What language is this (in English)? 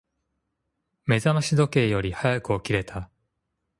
Japanese